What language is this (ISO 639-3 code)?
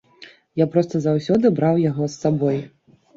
bel